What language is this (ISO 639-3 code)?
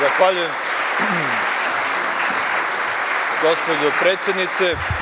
srp